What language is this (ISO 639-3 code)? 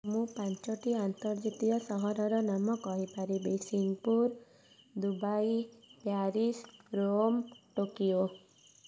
ori